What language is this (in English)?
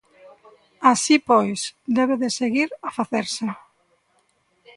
Galician